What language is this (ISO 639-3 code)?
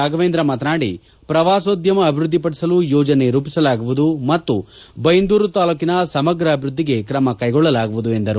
kan